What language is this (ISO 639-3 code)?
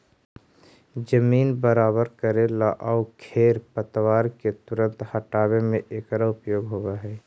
mag